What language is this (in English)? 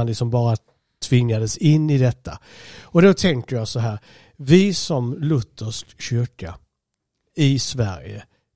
Swedish